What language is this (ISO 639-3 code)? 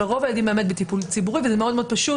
heb